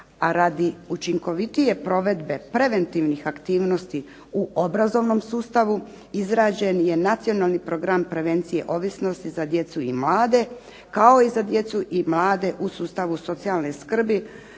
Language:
Croatian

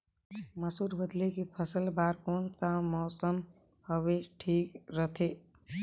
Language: Chhattisgarhi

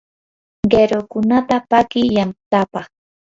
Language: Yanahuanca Pasco Quechua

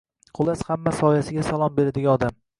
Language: Uzbek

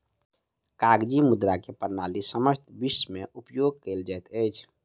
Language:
Maithili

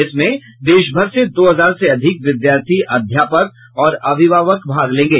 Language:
Hindi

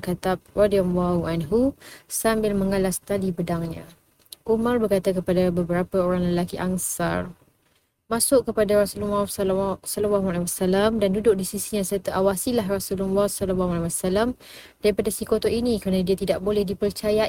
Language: Malay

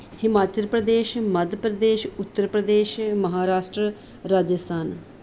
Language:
Punjabi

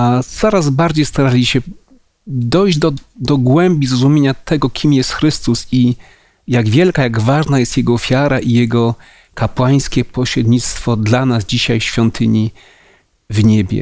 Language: Polish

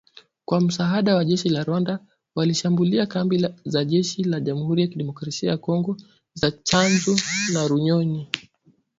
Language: Swahili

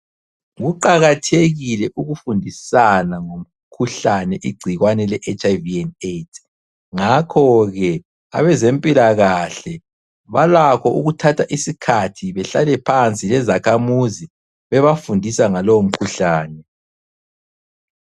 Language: North Ndebele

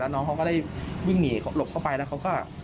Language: Thai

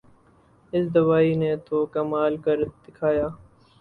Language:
Urdu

